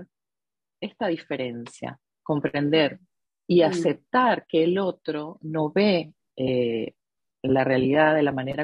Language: Spanish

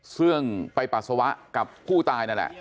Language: Thai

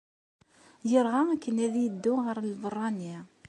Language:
Kabyle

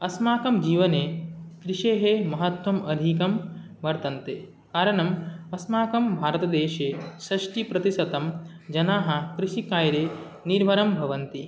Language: Sanskrit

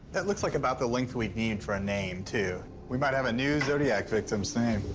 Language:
English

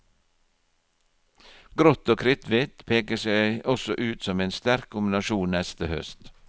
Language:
Norwegian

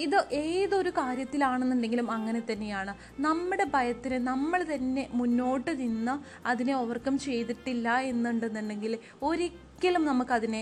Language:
Malayalam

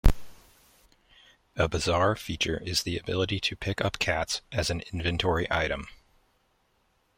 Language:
English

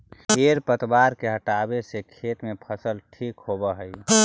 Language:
Magahi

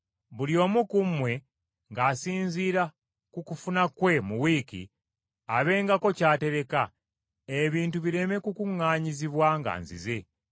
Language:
Ganda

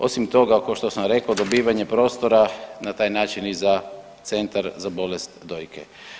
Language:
Croatian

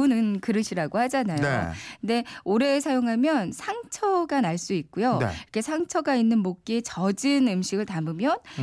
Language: Korean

